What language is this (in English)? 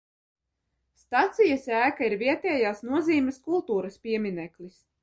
Latvian